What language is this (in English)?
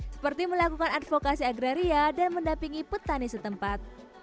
Indonesian